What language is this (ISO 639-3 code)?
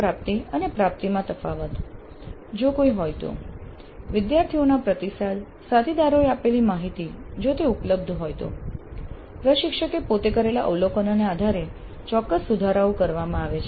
guj